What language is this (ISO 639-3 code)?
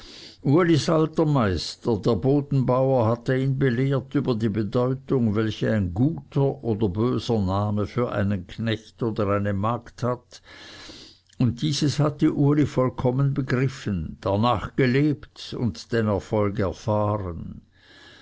deu